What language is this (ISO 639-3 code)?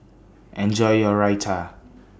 eng